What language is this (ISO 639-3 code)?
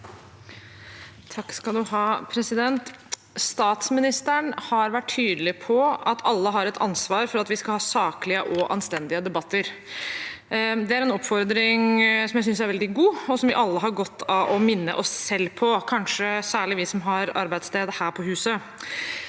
nor